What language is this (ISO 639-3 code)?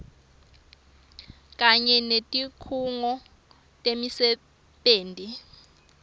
ssw